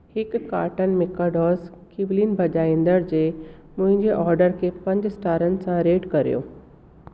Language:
Sindhi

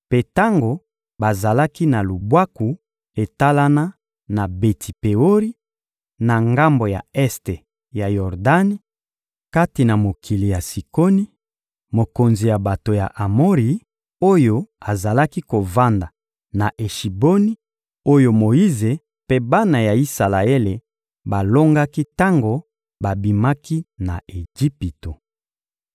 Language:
Lingala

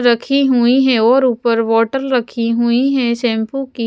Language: Hindi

